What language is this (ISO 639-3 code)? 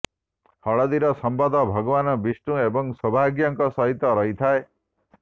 ori